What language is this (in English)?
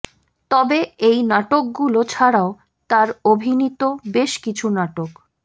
Bangla